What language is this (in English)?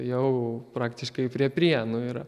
Lithuanian